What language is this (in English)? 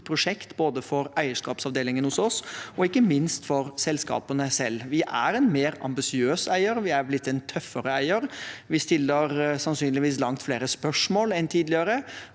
Norwegian